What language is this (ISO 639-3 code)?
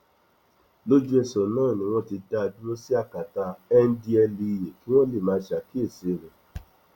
yor